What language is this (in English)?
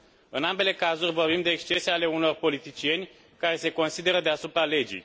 Romanian